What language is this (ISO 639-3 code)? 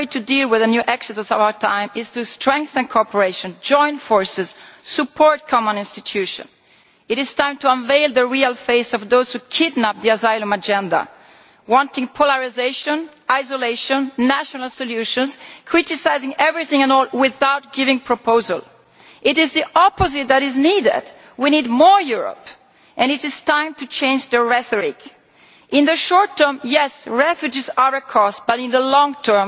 eng